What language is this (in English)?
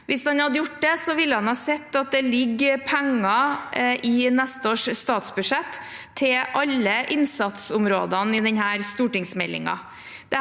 Norwegian